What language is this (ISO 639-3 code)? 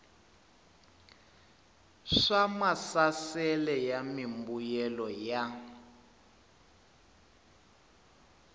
tso